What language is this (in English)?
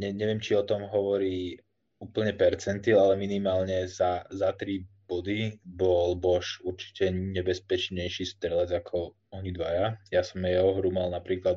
Slovak